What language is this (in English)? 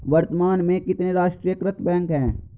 Hindi